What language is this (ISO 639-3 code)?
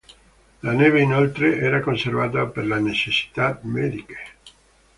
ita